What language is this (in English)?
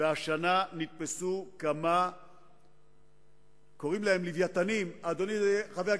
Hebrew